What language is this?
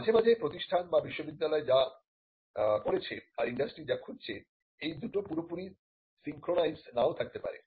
Bangla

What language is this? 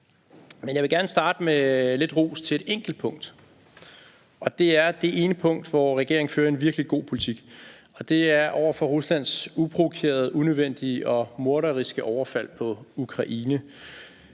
Danish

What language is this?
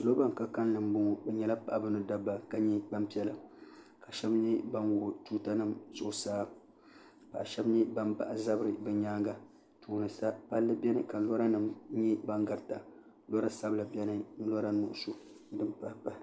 Dagbani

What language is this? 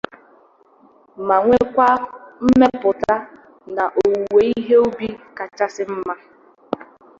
Igbo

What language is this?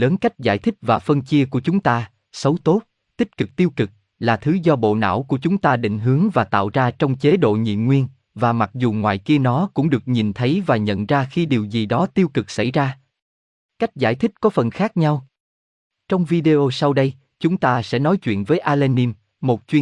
Vietnamese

